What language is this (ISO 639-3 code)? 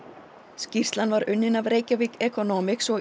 isl